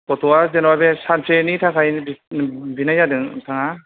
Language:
Bodo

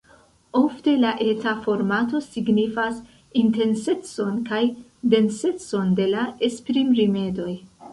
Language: Esperanto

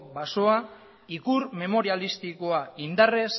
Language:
Basque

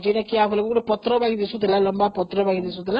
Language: Odia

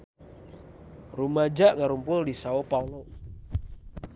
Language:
Sundanese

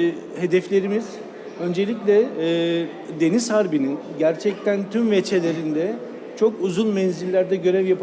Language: Turkish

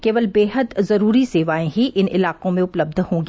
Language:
Hindi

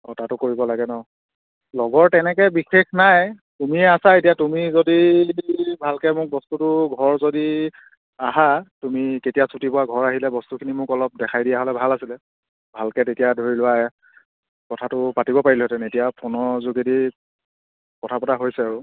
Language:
Assamese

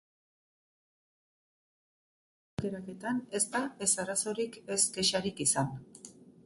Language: Basque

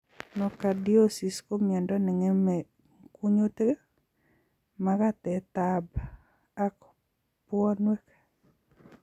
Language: Kalenjin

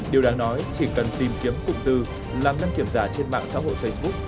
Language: Vietnamese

